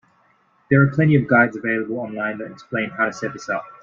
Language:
English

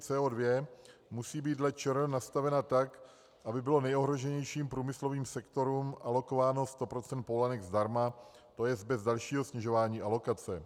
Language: Czech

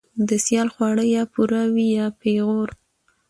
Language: Pashto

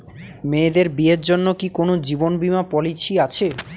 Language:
Bangla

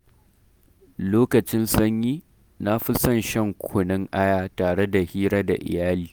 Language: Hausa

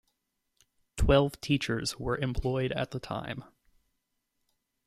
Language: English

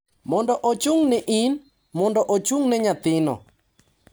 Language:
Luo (Kenya and Tanzania)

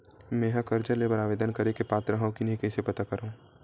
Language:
Chhattisgarhi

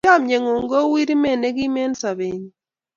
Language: Kalenjin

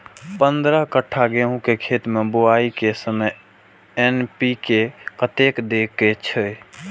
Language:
Maithili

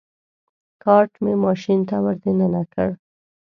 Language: Pashto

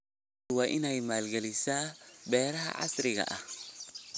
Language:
Somali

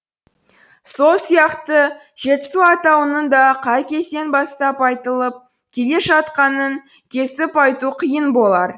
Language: Kazakh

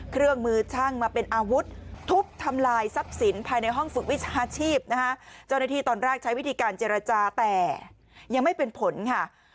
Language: Thai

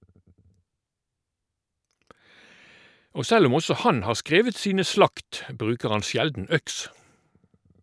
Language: Norwegian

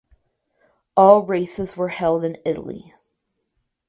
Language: English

